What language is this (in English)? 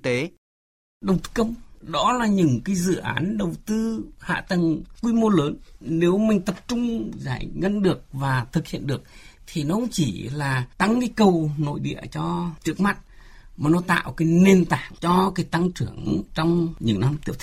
Vietnamese